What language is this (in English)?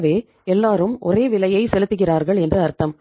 Tamil